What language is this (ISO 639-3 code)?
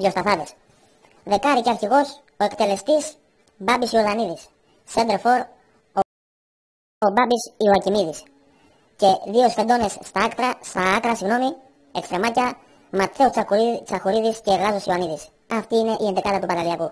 ell